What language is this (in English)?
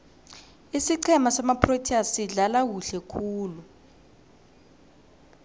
South Ndebele